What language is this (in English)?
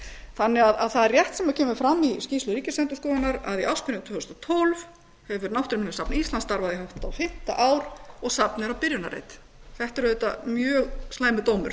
Icelandic